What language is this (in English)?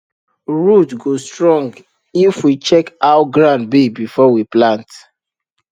Nigerian Pidgin